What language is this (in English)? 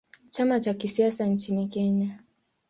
Swahili